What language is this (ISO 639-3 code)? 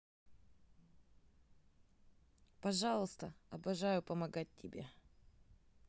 rus